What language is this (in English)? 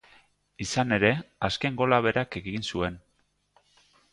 Basque